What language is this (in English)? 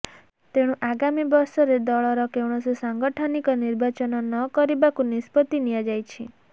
Odia